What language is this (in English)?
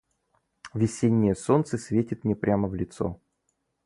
Russian